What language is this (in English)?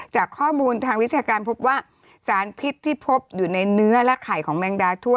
Thai